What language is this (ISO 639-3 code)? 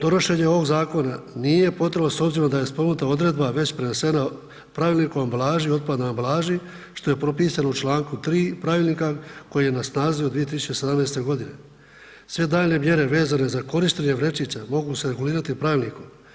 hrv